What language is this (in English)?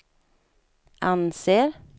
Swedish